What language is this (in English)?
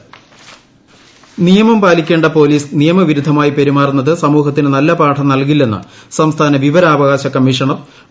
Malayalam